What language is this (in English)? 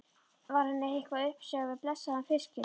Icelandic